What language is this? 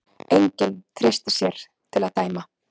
Icelandic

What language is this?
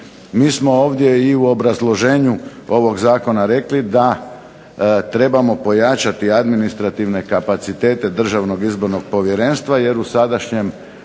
Croatian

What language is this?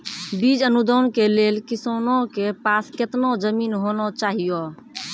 Maithili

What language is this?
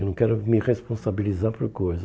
Portuguese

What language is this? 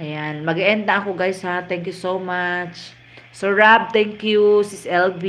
Filipino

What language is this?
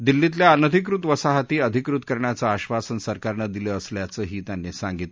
Marathi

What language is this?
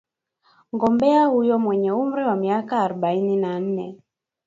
Swahili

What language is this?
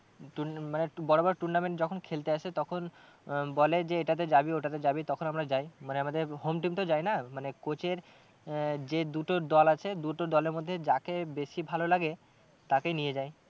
Bangla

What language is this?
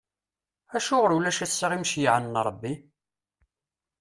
Kabyle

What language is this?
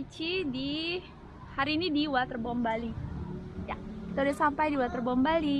Indonesian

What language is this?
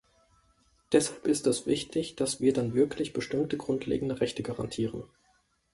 German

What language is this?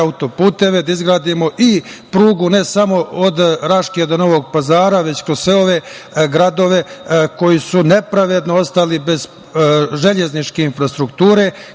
Serbian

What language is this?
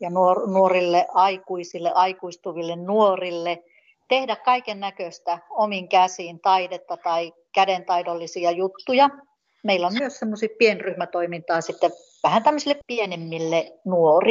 Finnish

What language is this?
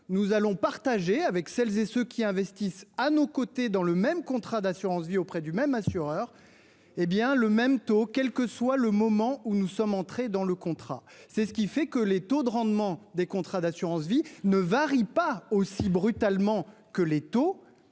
French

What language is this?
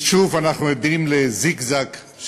Hebrew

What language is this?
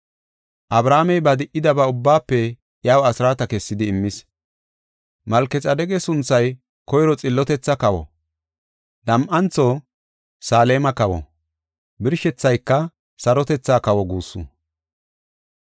Gofa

